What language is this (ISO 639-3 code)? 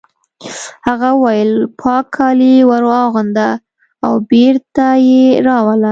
pus